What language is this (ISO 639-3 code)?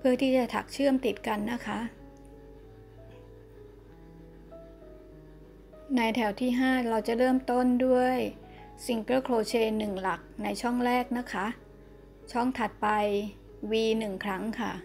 tha